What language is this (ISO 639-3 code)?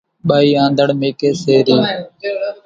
gjk